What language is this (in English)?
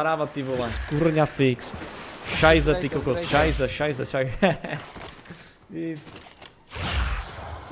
Czech